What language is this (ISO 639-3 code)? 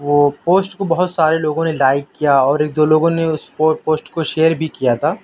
urd